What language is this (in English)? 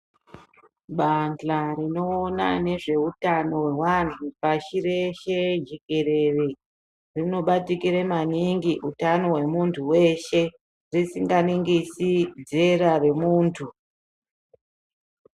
Ndau